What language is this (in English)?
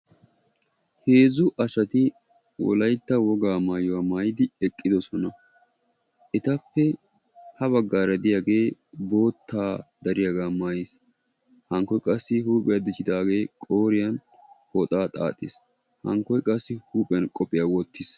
Wolaytta